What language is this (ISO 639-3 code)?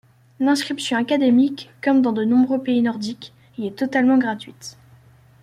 fra